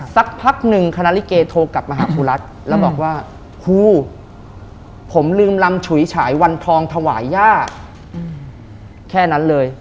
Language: Thai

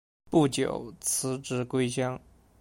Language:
Chinese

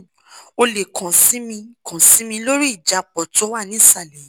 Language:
Yoruba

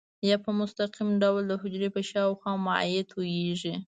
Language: Pashto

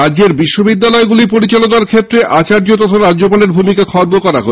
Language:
Bangla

